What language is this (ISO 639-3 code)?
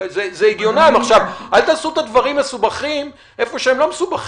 heb